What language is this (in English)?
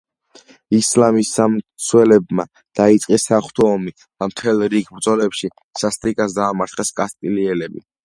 Georgian